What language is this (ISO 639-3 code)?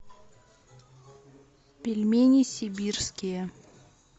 rus